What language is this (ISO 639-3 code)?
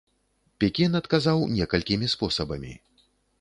bel